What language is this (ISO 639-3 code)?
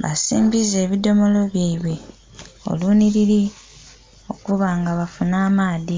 xog